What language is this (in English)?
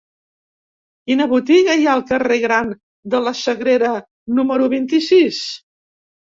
Catalan